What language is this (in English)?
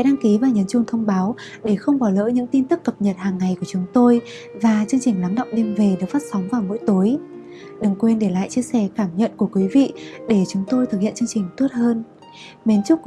Vietnamese